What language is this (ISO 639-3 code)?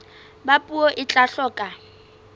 sot